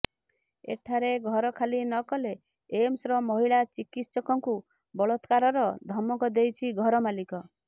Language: Odia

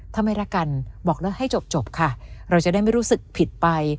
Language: Thai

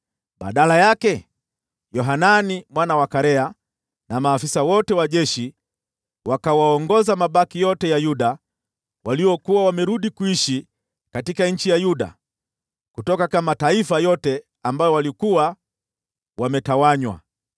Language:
Swahili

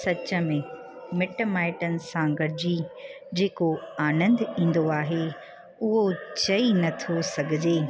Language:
Sindhi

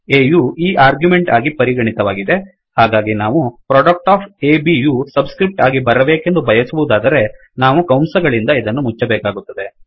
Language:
Kannada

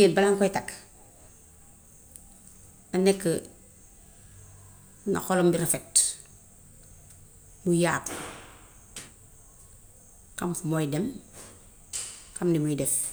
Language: Gambian Wolof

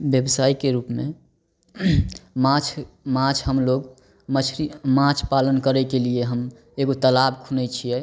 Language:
Maithili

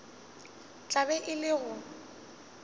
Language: Northern Sotho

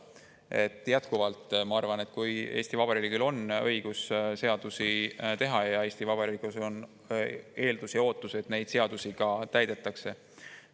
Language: Estonian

